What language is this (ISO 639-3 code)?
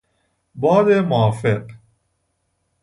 fas